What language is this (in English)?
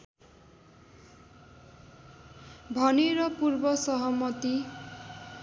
Nepali